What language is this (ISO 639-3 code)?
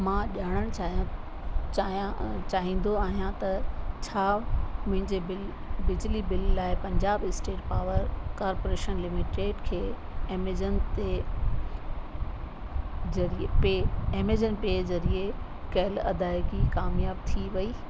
snd